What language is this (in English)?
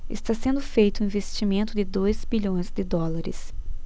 Portuguese